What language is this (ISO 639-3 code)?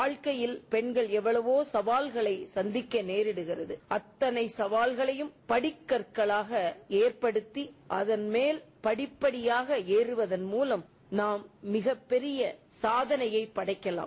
tam